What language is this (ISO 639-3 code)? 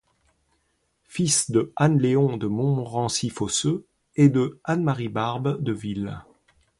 fra